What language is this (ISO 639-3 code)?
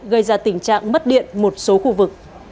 vie